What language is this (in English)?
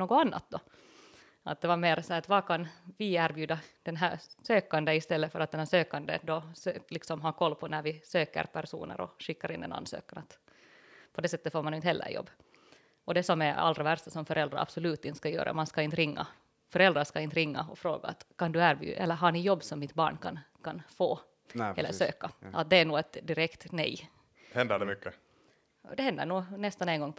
Swedish